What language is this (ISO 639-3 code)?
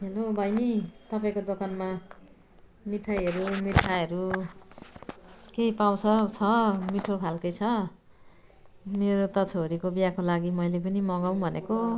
nep